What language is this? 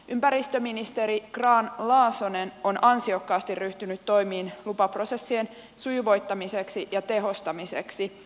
Finnish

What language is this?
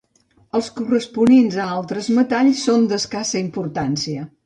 Catalan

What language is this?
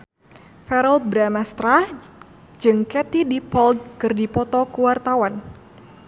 Sundanese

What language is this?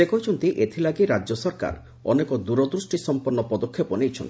Odia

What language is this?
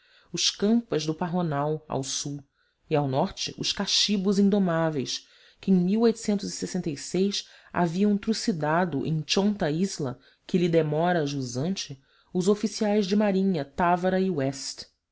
Portuguese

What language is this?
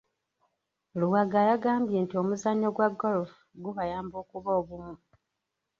Ganda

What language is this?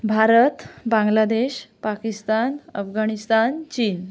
Marathi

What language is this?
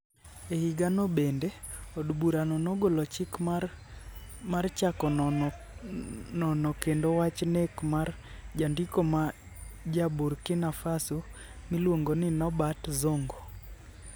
Luo (Kenya and Tanzania)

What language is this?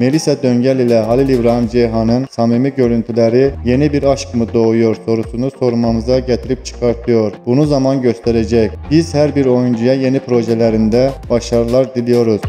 Turkish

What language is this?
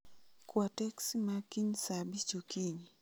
Luo (Kenya and Tanzania)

